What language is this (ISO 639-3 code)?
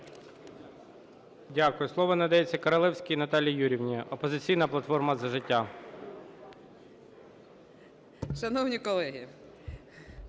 ukr